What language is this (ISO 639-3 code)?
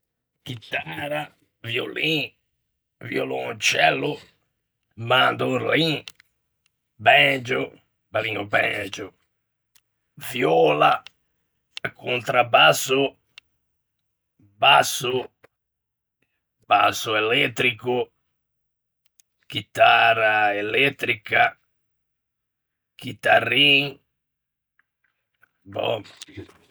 lij